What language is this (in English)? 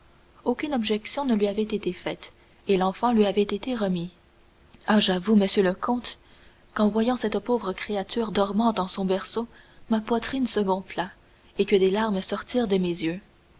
French